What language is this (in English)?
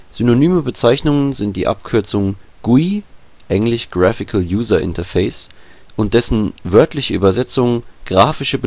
German